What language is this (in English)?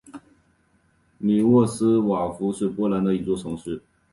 Chinese